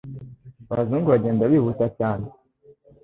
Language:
Kinyarwanda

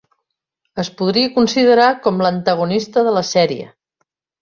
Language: Catalan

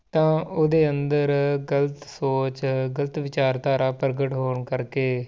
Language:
Punjabi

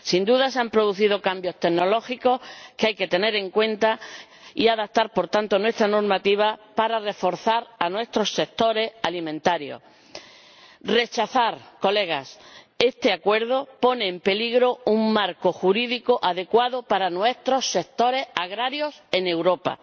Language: Spanish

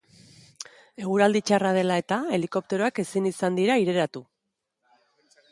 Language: Basque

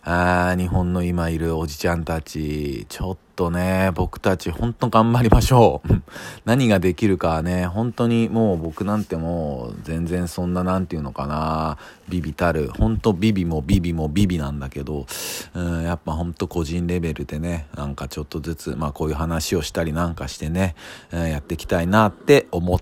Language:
Japanese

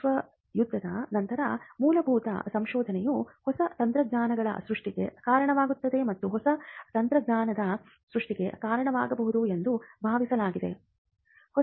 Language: Kannada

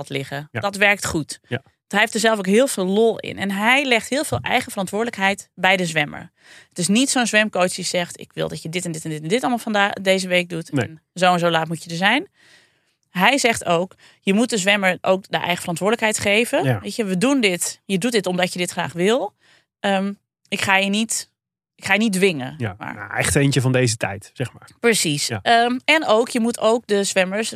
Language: Dutch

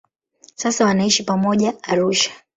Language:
Swahili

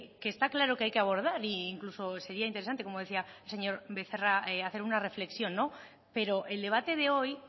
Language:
Spanish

